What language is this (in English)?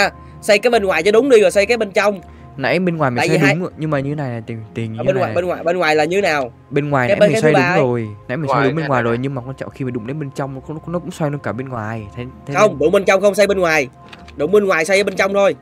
Vietnamese